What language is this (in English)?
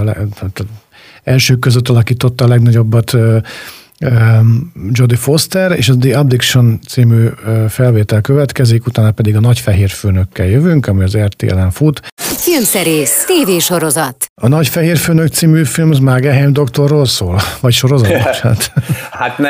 Hungarian